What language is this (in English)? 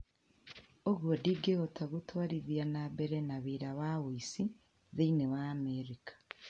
Kikuyu